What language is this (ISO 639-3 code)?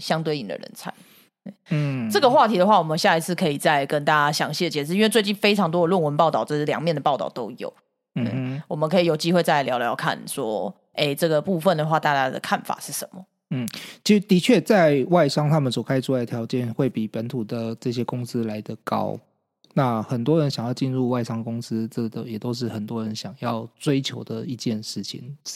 zho